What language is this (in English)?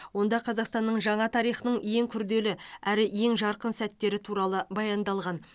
Kazakh